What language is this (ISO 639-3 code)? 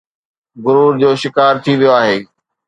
snd